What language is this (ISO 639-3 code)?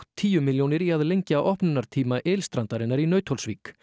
isl